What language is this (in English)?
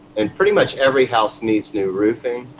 English